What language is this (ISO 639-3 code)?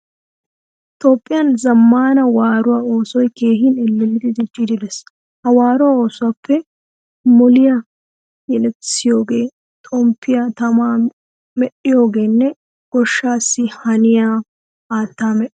wal